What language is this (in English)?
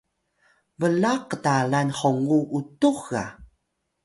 Atayal